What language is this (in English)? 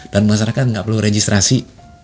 Indonesian